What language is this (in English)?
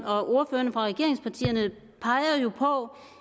Danish